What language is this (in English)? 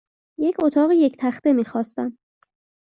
Persian